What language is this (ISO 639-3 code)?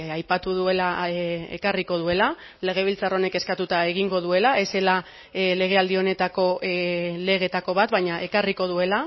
eus